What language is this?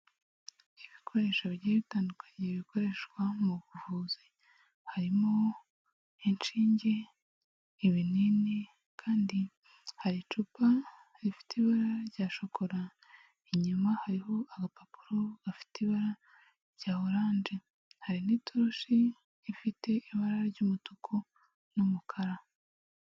Kinyarwanda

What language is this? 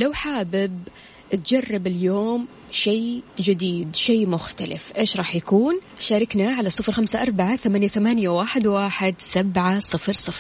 Arabic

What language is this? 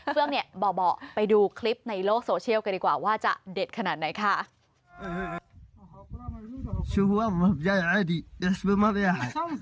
Thai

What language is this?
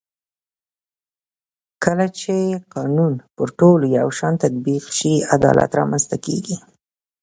Pashto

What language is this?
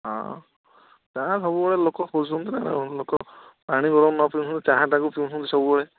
Odia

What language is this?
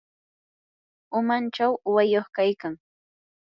Yanahuanca Pasco Quechua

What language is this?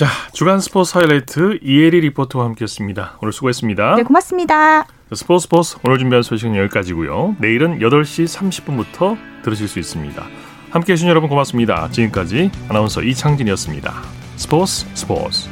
Korean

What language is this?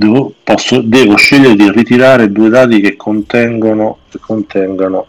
Italian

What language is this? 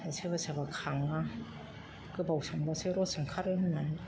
Bodo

